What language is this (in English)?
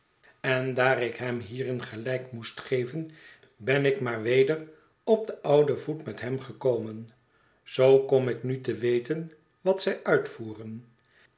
Dutch